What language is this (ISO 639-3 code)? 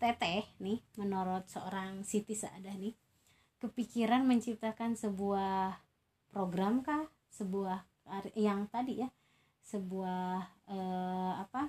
ind